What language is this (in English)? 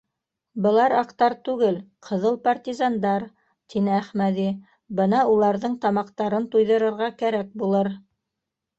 Bashkir